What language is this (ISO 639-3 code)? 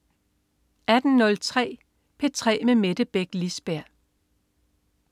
dan